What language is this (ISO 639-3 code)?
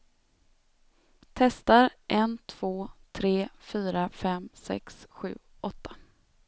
swe